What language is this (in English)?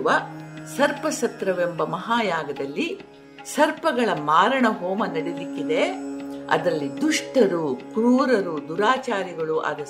Kannada